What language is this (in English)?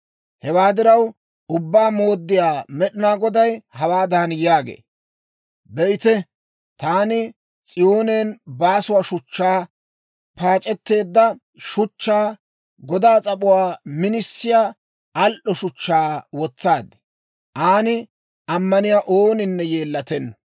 Dawro